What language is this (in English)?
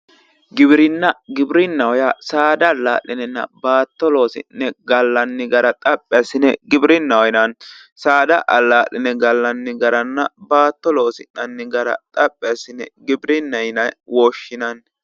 Sidamo